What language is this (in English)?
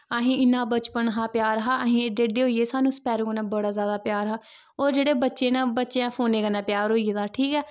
Dogri